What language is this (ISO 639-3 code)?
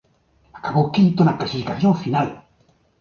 glg